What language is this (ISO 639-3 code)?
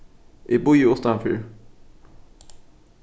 fao